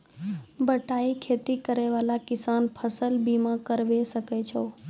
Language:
Maithili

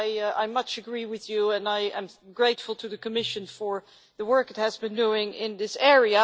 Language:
English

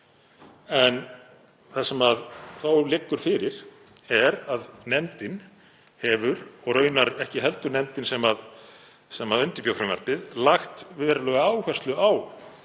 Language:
Icelandic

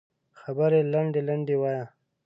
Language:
Pashto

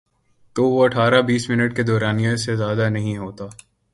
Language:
Urdu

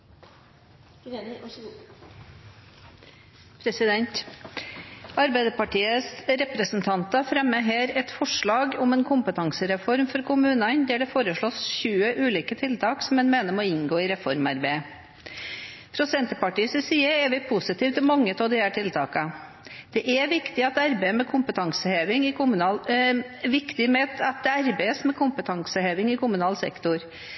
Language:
Norwegian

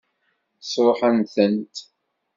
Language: Kabyle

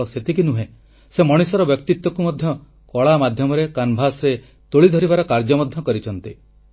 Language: Odia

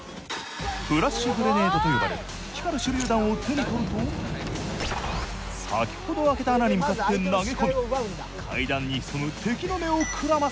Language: Japanese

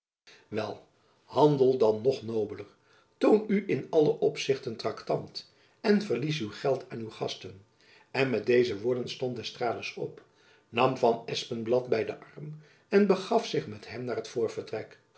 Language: Dutch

